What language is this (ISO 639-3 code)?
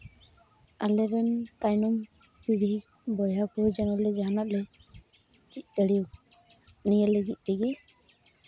sat